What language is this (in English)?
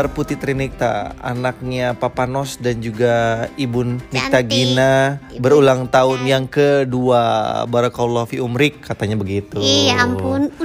Indonesian